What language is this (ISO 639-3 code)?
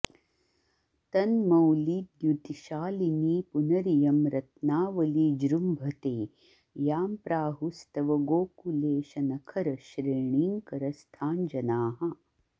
san